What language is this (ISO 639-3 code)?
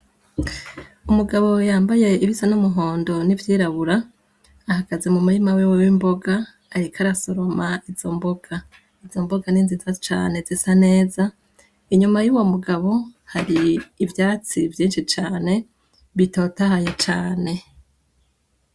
run